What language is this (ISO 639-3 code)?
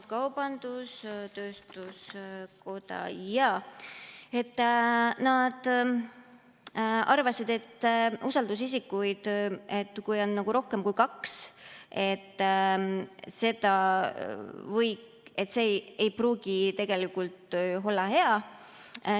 est